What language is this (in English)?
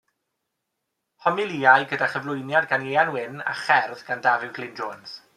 Welsh